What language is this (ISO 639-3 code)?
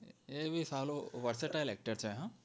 guj